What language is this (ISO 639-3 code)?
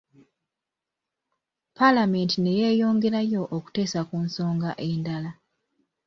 lug